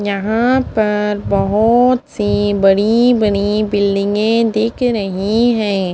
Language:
Hindi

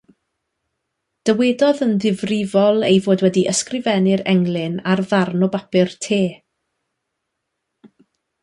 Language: Welsh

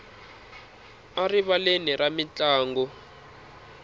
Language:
Tsonga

